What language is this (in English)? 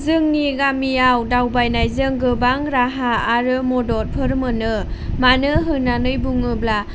Bodo